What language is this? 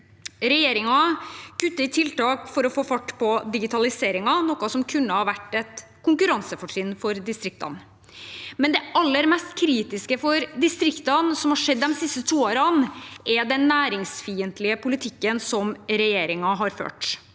Norwegian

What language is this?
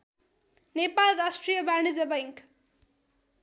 Nepali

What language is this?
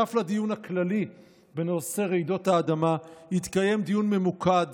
Hebrew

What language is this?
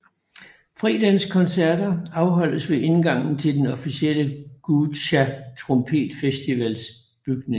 Danish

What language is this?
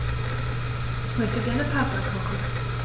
German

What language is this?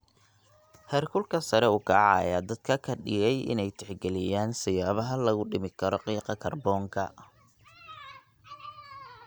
Somali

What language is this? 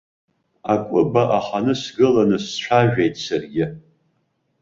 Abkhazian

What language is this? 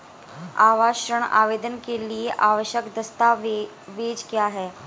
Hindi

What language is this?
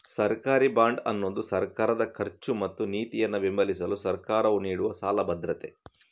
Kannada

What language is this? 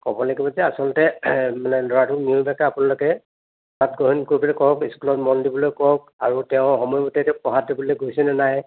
Assamese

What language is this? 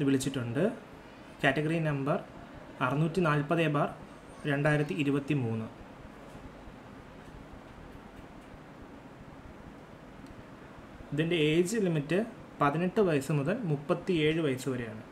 Malayalam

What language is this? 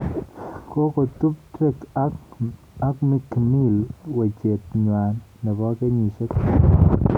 Kalenjin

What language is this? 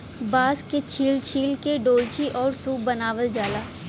Bhojpuri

